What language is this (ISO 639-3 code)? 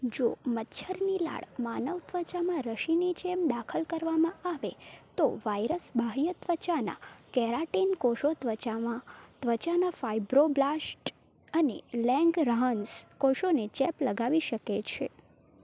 guj